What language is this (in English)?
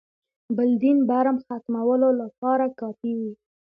Pashto